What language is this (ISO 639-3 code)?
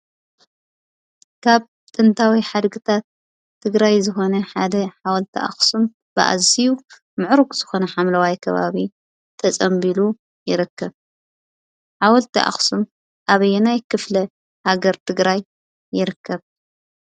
tir